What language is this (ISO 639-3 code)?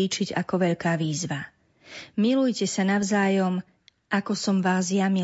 slk